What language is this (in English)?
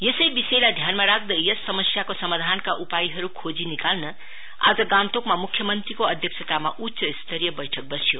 Nepali